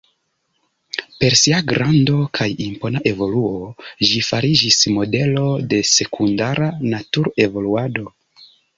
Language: Esperanto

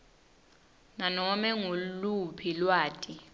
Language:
Swati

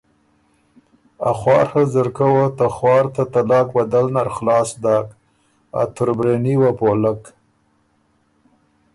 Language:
Ormuri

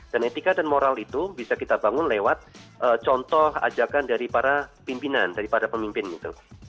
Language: Indonesian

